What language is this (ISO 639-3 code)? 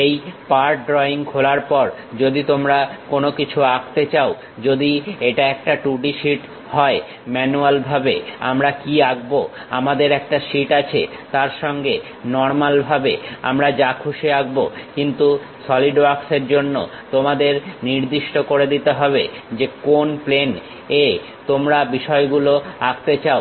ben